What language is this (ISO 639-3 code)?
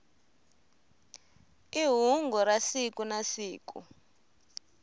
tso